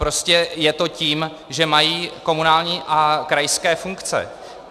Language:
Czech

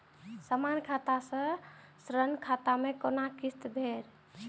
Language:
Maithili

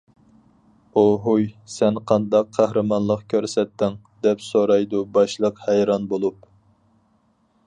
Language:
Uyghur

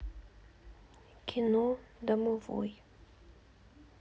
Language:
Russian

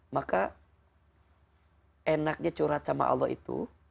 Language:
Indonesian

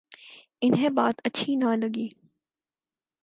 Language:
Urdu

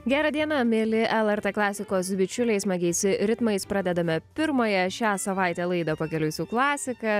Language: Lithuanian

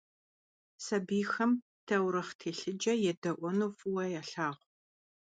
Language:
Kabardian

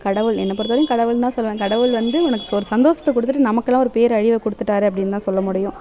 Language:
Tamil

